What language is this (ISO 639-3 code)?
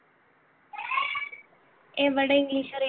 mal